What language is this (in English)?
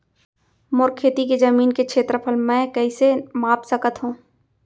Chhattisgarhi